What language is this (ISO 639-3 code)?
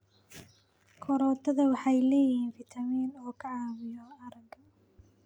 som